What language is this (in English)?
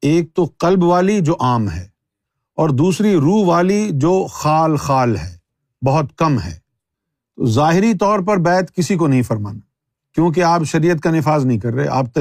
Urdu